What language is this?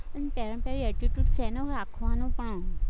Gujarati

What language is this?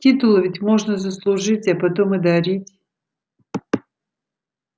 Russian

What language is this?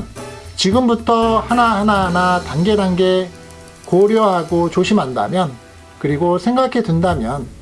Korean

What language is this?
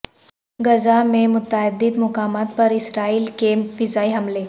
Urdu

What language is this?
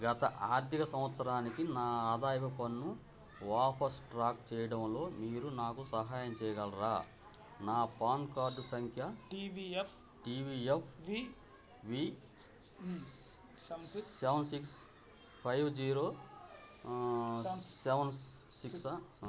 Telugu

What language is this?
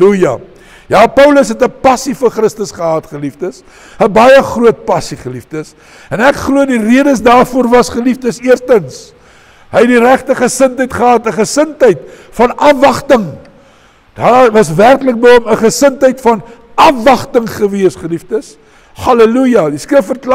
Dutch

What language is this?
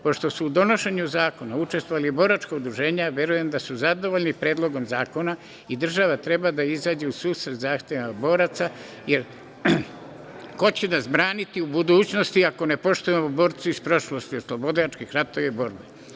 Serbian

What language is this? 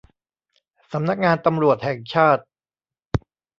Thai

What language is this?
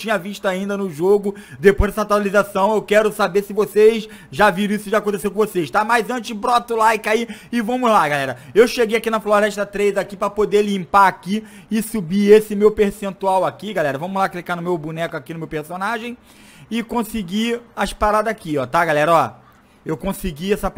Portuguese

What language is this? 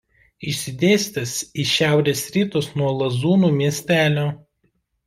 Lithuanian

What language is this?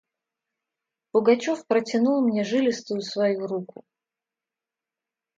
Russian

